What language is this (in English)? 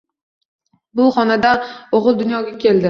Uzbek